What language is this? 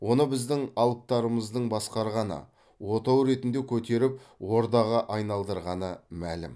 Kazakh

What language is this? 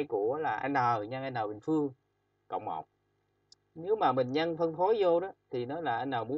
Vietnamese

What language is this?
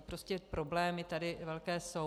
Czech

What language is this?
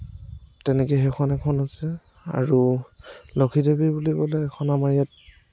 Assamese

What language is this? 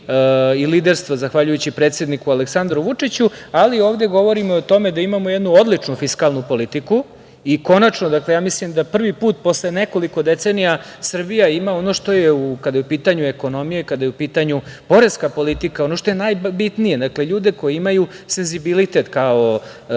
Serbian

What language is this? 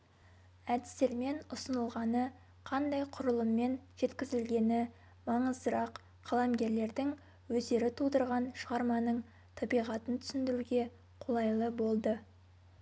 Kazakh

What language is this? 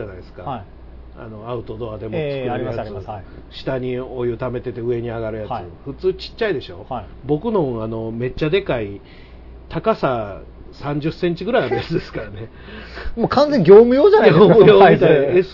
Japanese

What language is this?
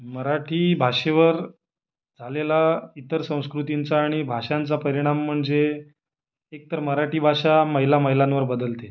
Marathi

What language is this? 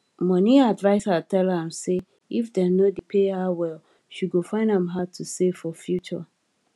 Nigerian Pidgin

